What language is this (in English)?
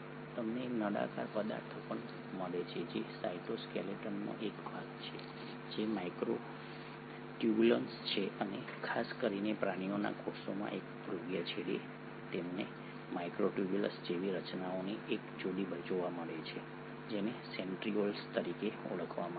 Gujarati